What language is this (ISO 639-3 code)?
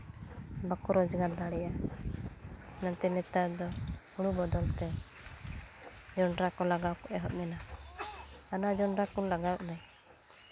sat